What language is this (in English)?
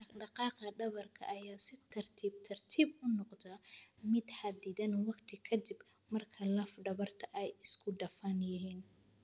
Somali